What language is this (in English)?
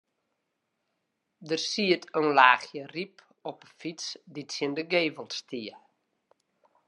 Western Frisian